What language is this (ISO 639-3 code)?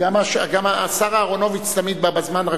heb